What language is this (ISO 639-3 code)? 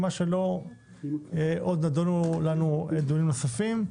heb